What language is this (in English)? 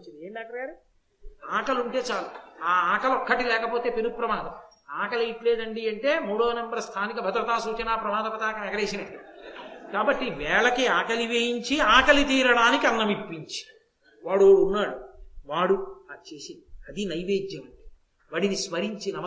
Telugu